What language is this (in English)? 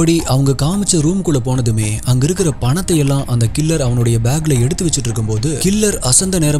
Korean